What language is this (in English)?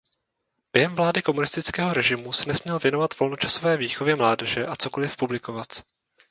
Czech